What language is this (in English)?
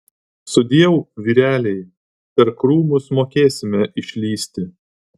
Lithuanian